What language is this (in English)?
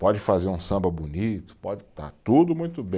Portuguese